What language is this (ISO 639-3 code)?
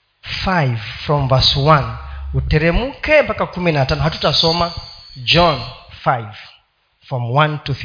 swa